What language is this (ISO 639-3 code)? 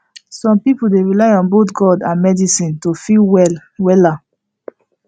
pcm